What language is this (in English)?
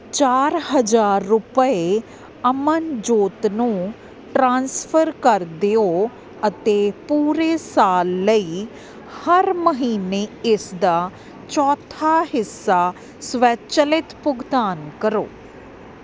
Punjabi